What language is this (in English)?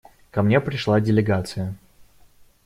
Russian